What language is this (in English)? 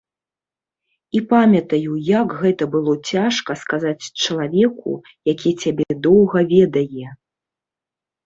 Belarusian